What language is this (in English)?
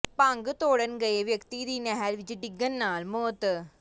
Punjabi